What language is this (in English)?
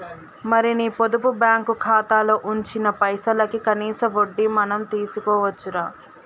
Telugu